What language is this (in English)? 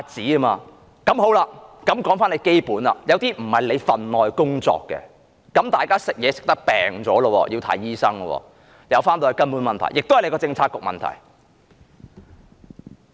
Cantonese